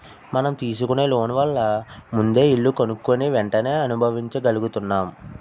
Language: Telugu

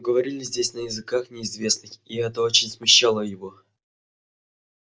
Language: Russian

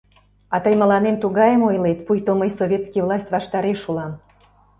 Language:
Mari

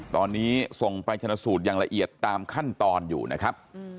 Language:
Thai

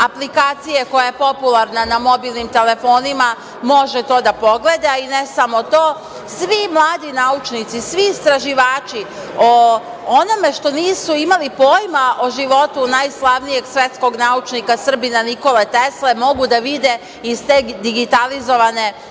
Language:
Serbian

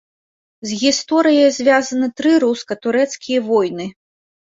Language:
Belarusian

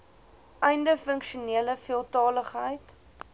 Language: Afrikaans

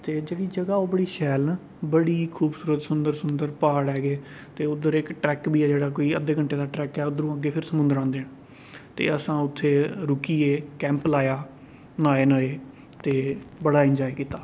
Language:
Dogri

